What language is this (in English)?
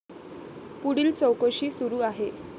Marathi